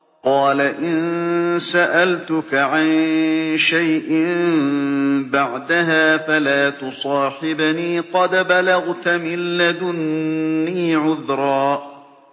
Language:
Arabic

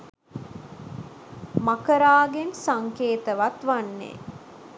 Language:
Sinhala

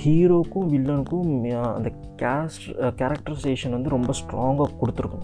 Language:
Tamil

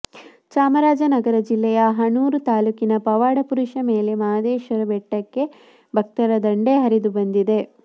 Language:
Kannada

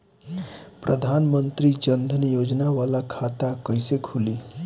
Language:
Bhojpuri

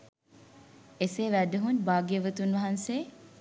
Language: Sinhala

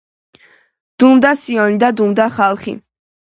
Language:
Georgian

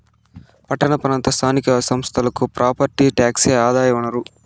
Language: Telugu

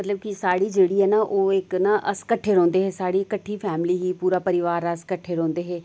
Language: Dogri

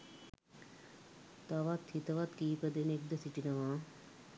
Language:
Sinhala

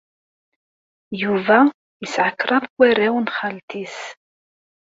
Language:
Kabyle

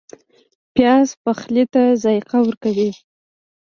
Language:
Pashto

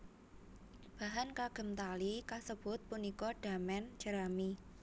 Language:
Javanese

